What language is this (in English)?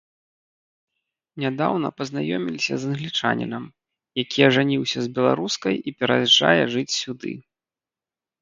Belarusian